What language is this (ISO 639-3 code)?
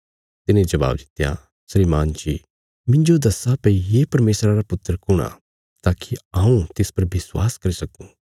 kfs